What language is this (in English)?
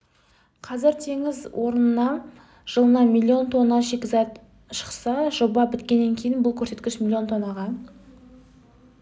Kazakh